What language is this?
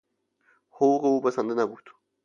Persian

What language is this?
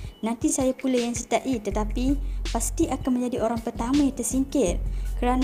Malay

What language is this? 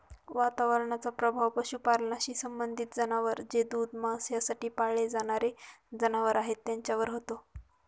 Marathi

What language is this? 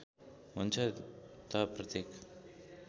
Nepali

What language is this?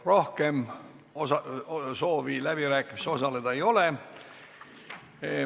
Estonian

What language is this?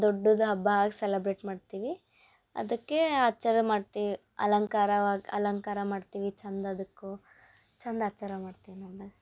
Kannada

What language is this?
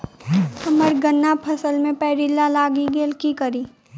Maithili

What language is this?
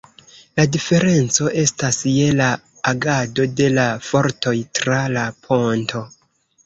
Esperanto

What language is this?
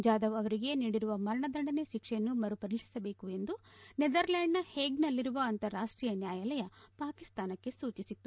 Kannada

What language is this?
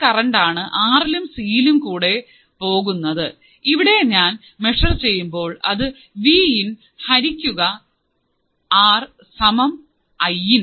Malayalam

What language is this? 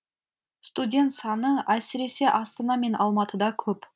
Kazakh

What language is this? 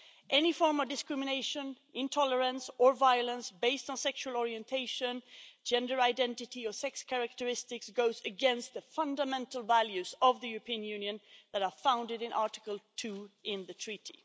English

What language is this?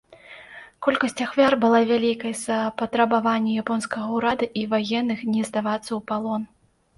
Belarusian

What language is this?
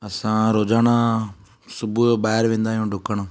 Sindhi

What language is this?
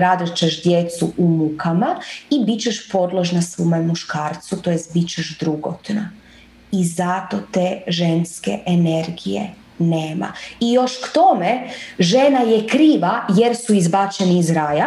Croatian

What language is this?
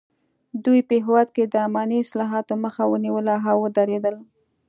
Pashto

